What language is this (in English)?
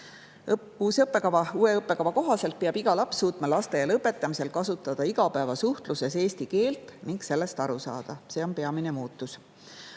Estonian